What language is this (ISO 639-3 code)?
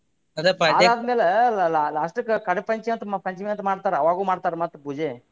kan